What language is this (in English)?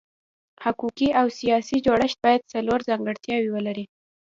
Pashto